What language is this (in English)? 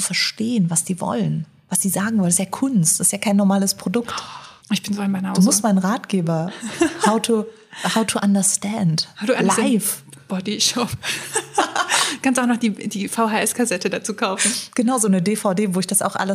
German